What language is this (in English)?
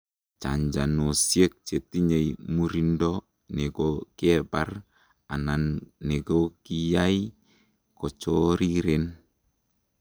Kalenjin